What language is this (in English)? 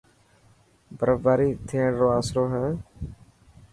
Dhatki